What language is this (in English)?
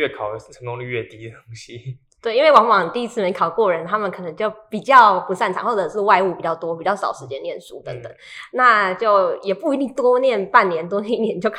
Chinese